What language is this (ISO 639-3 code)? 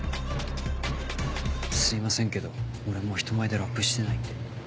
jpn